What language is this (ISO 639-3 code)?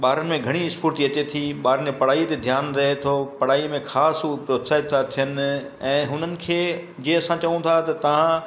snd